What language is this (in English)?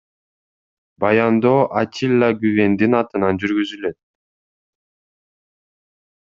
Kyrgyz